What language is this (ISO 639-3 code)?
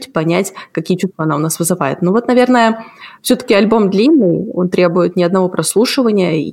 rus